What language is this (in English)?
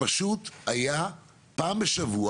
Hebrew